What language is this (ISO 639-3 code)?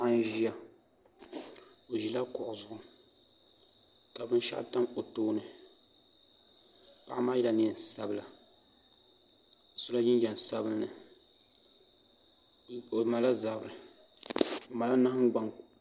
dag